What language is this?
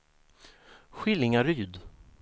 Swedish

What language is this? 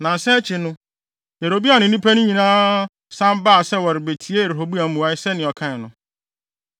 Akan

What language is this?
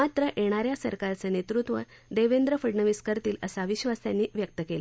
Marathi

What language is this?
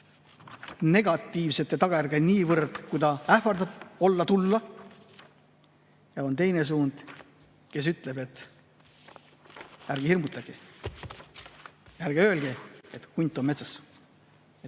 Estonian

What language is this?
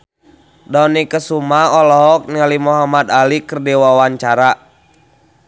Sundanese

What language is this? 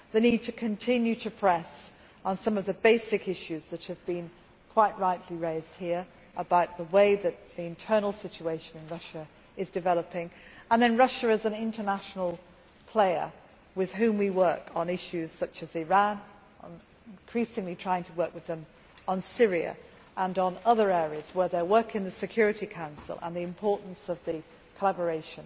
English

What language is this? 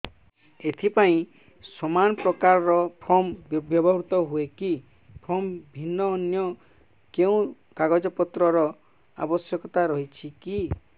Odia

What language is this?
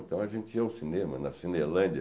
Portuguese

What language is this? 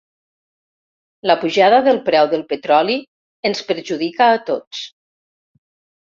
Catalan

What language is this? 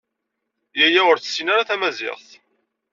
Kabyle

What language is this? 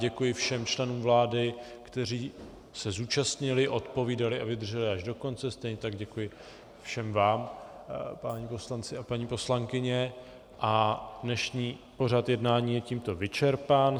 Czech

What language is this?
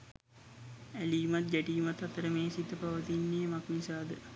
Sinhala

